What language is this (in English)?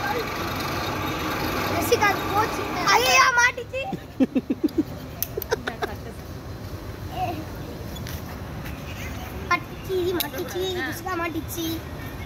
Tamil